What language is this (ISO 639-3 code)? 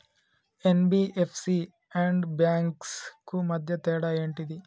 tel